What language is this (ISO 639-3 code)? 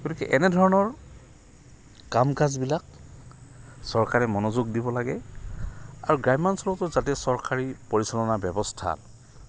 asm